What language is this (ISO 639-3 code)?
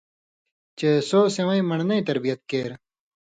mvy